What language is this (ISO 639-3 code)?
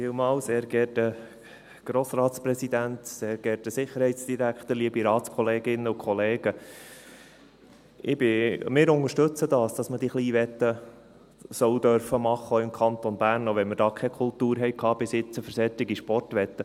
gsw